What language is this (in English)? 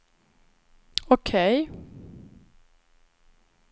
Swedish